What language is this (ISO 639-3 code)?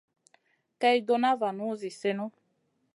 mcn